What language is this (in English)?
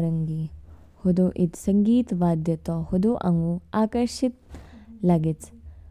Kinnauri